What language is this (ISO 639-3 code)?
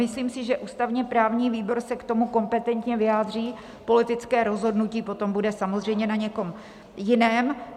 ces